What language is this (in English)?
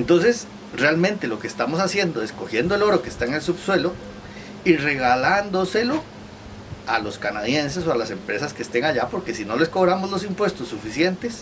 Spanish